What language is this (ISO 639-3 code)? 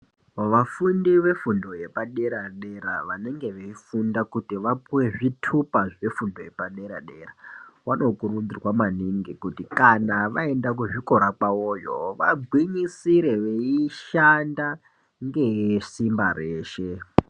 ndc